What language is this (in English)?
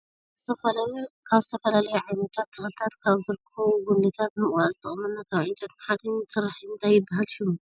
Tigrinya